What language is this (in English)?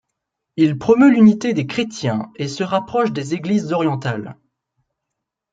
French